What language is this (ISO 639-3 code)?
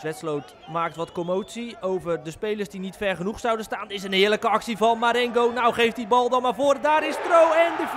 nld